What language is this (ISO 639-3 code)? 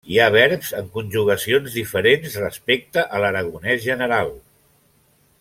cat